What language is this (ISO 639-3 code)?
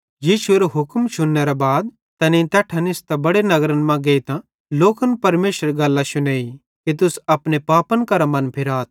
bhd